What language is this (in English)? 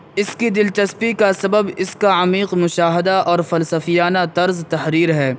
Urdu